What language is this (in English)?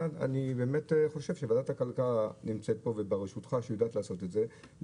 Hebrew